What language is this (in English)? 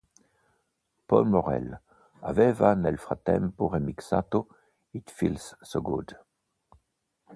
Italian